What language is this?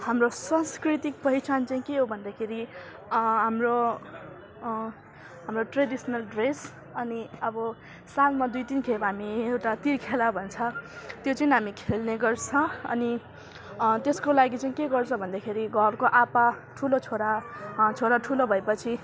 Nepali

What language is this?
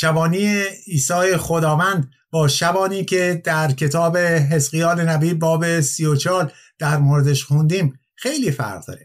Persian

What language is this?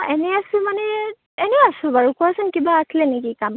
Assamese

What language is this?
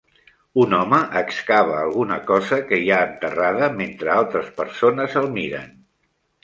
Catalan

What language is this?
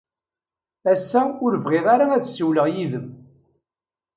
Kabyle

